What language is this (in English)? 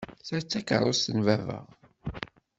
Kabyle